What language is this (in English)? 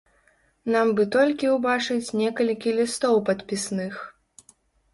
Belarusian